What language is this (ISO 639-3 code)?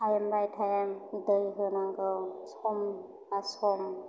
brx